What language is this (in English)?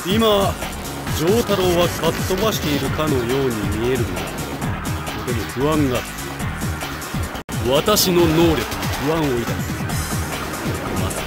Japanese